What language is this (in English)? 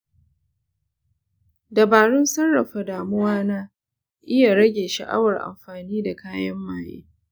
Hausa